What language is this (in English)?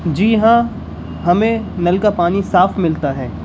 Urdu